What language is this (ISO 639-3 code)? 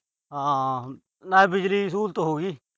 pan